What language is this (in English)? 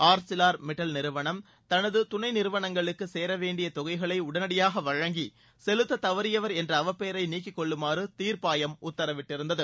Tamil